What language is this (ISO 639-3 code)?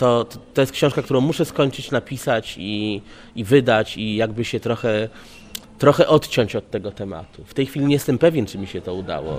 pol